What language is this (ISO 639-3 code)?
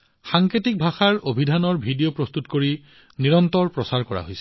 asm